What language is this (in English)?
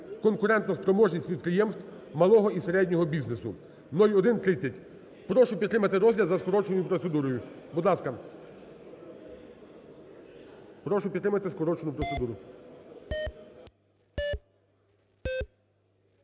Ukrainian